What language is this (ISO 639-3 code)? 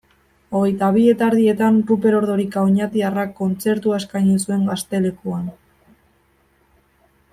eus